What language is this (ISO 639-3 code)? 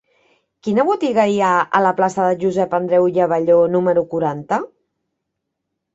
cat